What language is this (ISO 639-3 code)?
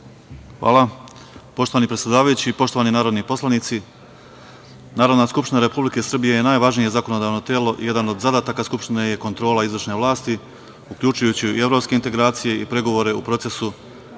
srp